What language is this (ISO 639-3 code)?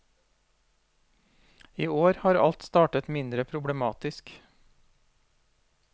nor